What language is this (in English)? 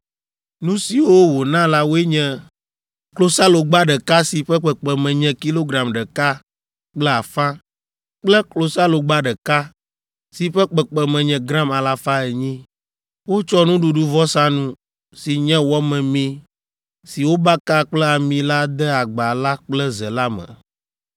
Ewe